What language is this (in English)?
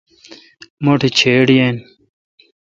Kalkoti